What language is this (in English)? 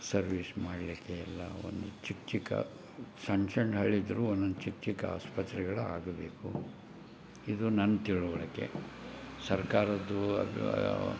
Kannada